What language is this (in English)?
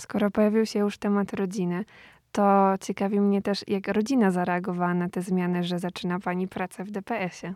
Polish